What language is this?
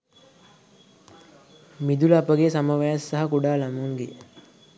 Sinhala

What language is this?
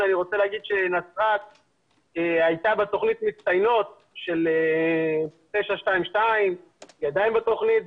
Hebrew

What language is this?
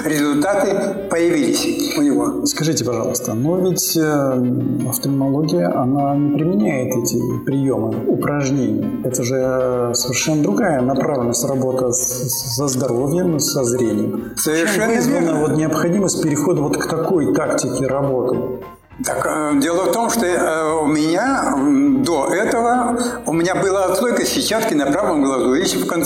Russian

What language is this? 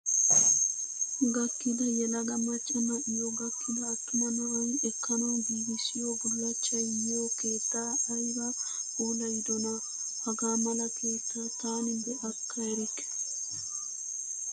Wolaytta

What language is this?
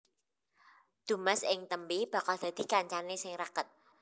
Javanese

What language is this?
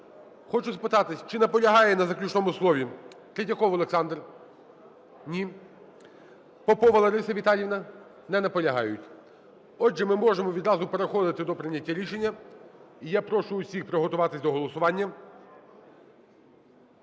Ukrainian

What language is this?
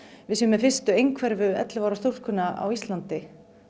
Icelandic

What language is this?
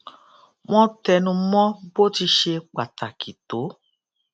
Yoruba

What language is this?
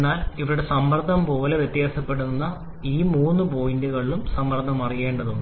Malayalam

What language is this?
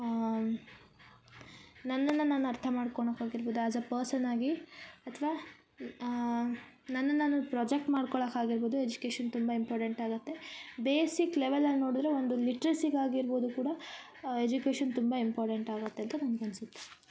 Kannada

